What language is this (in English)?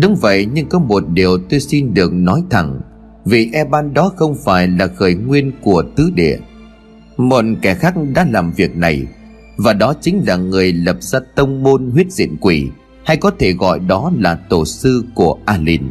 Vietnamese